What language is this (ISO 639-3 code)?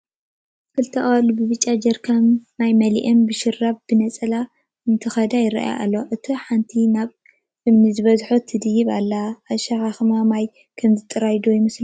tir